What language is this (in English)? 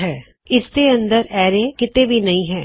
Punjabi